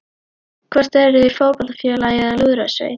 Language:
Icelandic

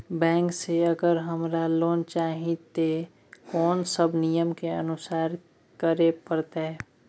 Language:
Maithili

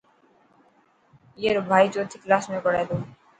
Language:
Dhatki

